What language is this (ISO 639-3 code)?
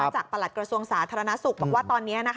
tha